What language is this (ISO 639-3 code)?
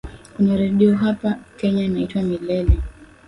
swa